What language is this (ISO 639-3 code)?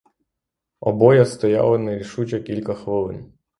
ukr